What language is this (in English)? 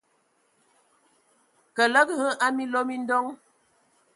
Ewondo